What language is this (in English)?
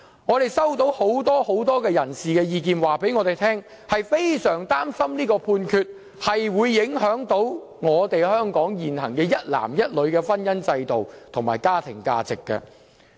Cantonese